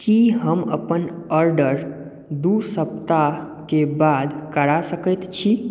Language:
Maithili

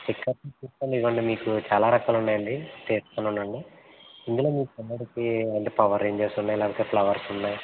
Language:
Telugu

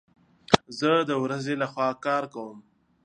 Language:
Pashto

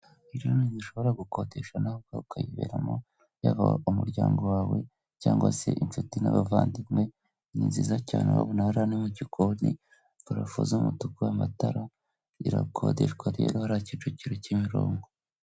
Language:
Kinyarwanda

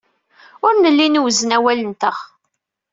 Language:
Kabyle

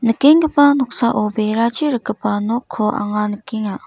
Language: Garo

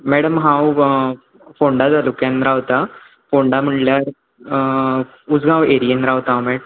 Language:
Konkani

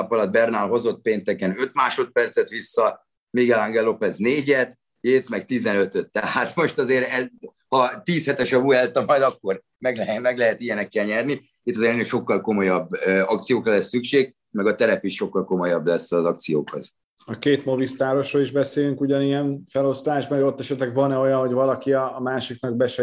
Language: Hungarian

